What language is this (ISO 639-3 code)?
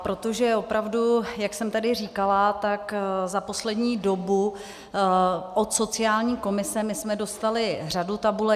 ces